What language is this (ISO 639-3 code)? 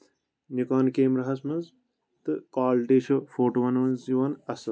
kas